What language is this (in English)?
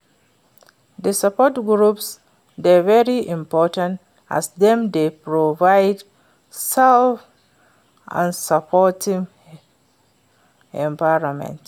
Nigerian Pidgin